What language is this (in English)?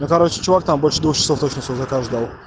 Russian